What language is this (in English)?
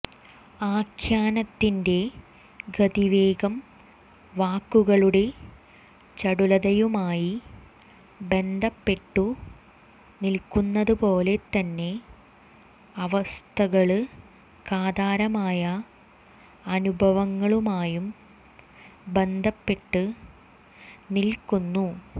Malayalam